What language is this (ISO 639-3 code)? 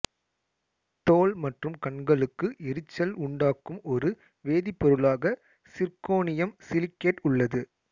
tam